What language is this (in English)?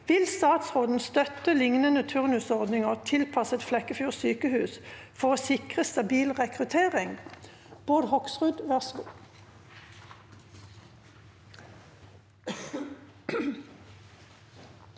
Norwegian